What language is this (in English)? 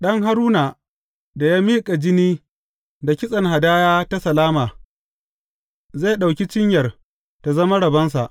Hausa